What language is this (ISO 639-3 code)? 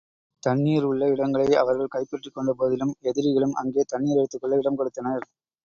tam